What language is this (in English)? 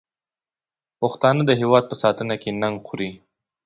Pashto